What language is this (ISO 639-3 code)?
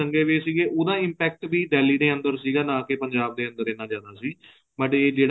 pan